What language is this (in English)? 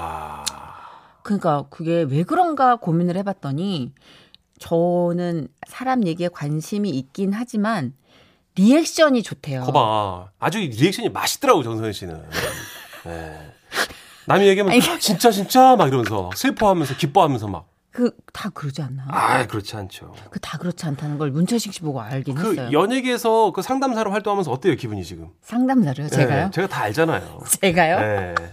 Korean